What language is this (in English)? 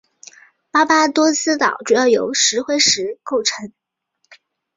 Chinese